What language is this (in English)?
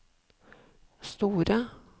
Norwegian